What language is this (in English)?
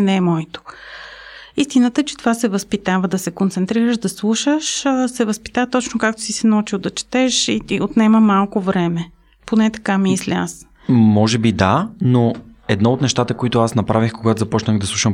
Bulgarian